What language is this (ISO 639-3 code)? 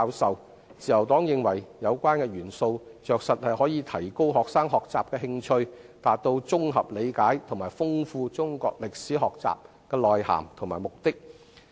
yue